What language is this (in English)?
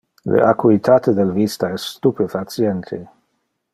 Interlingua